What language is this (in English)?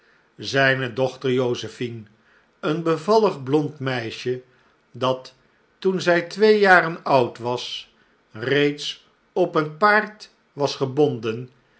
Dutch